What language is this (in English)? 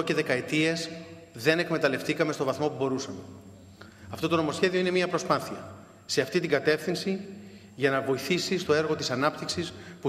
Greek